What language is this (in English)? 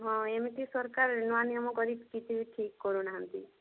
Odia